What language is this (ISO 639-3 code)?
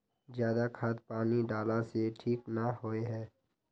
mag